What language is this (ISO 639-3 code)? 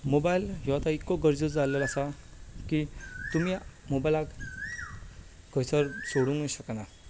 kok